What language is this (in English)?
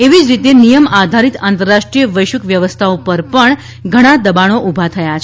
Gujarati